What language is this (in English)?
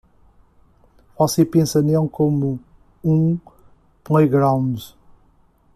Portuguese